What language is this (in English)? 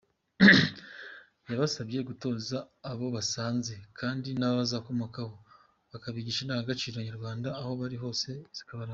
Kinyarwanda